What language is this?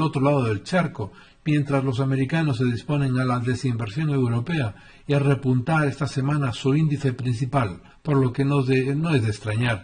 Spanish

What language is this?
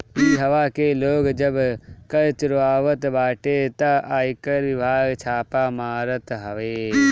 Bhojpuri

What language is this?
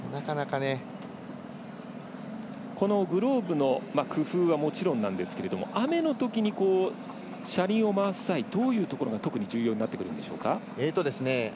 Japanese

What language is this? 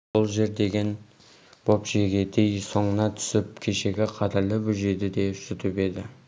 Kazakh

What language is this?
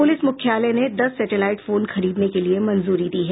Hindi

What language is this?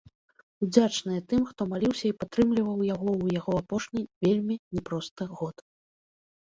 Belarusian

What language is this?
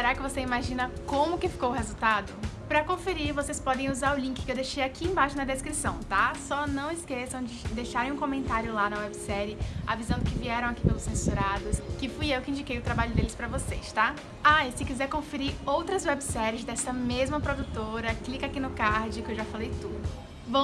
Portuguese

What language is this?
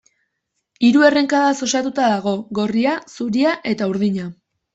Basque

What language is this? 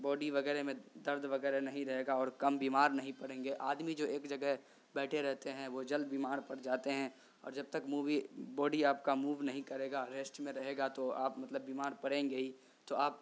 Urdu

